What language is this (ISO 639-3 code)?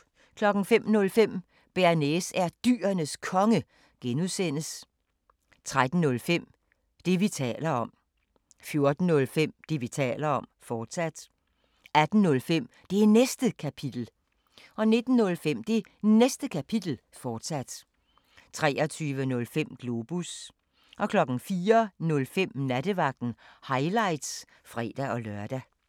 dan